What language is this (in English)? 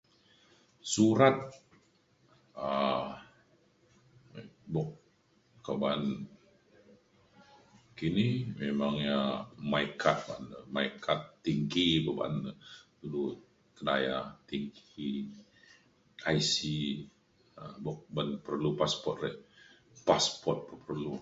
Mainstream Kenyah